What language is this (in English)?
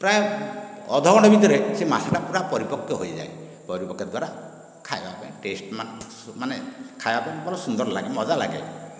Odia